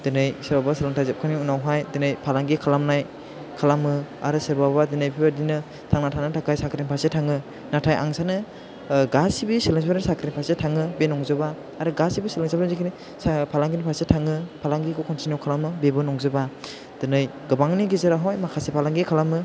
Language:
Bodo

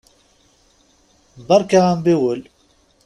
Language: Kabyle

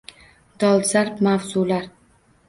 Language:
Uzbek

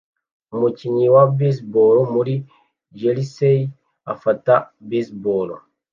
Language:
Kinyarwanda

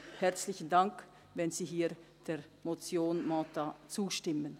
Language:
Swiss German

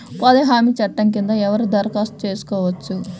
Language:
Telugu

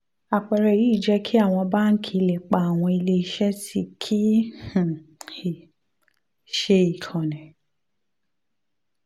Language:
Yoruba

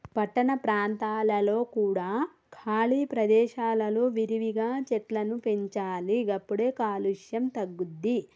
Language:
Telugu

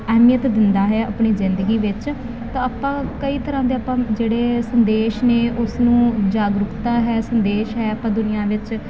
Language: Punjabi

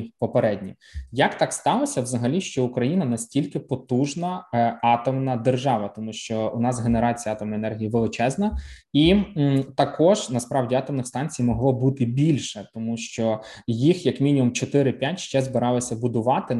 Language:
Ukrainian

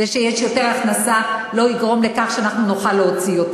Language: Hebrew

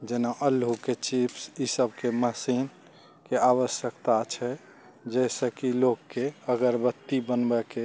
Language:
Maithili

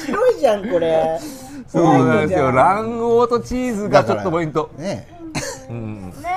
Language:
Japanese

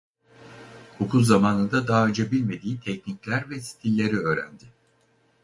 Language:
Turkish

